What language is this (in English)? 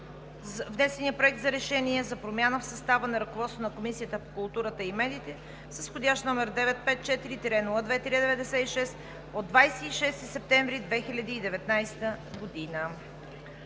Bulgarian